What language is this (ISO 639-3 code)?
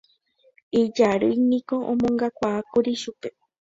grn